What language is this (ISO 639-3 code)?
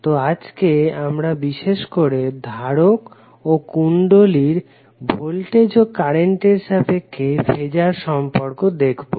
ben